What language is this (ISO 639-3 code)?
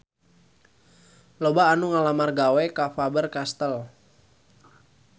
sun